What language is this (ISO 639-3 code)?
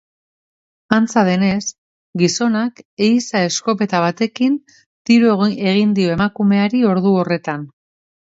eus